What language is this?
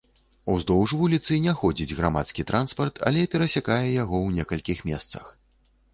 Belarusian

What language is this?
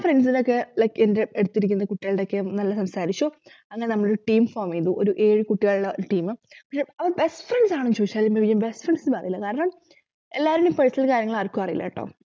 Malayalam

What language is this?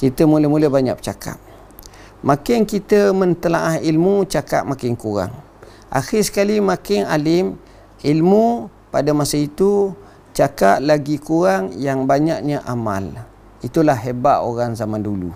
Malay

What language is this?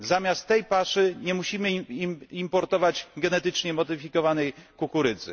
Polish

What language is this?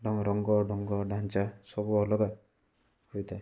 Odia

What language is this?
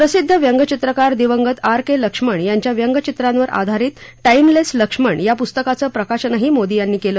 Marathi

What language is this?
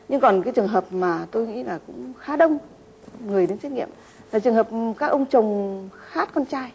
Vietnamese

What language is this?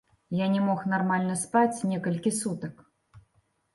Belarusian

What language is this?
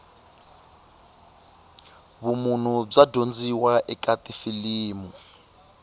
Tsonga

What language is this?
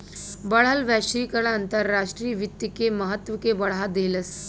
Bhojpuri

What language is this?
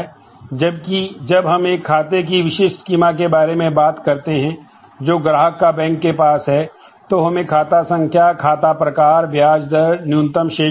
Hindi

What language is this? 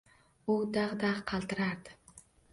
Uzbek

